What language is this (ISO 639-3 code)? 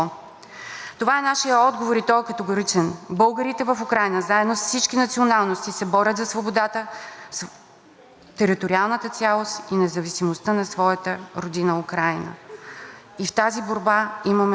bul